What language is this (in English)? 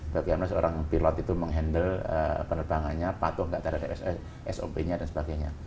Indonesian